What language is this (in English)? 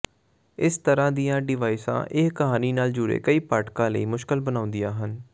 Punjabi